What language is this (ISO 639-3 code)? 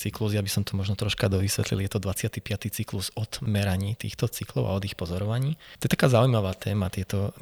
slk